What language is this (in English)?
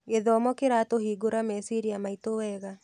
Kikuyu